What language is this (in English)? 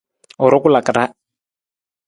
Nawdm